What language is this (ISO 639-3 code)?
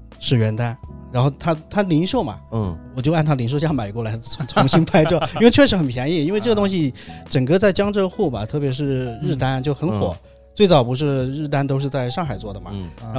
zho